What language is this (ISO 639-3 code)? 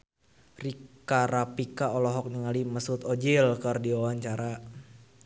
sun